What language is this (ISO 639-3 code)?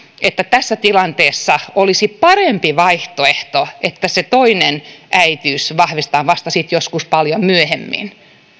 fin